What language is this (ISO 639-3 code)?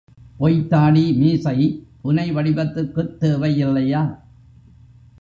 tam